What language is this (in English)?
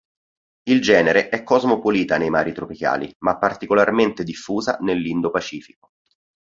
Italian